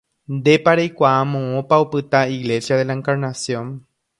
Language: Guarani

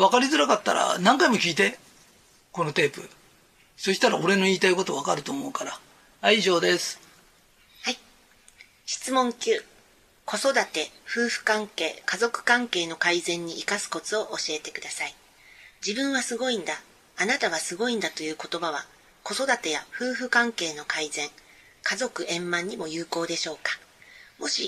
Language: Japanese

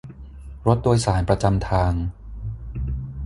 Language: Thai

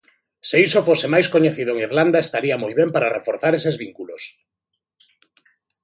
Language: Galician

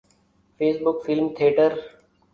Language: Urdu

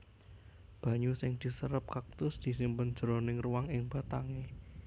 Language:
Javanese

